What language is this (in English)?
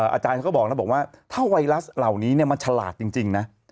Thai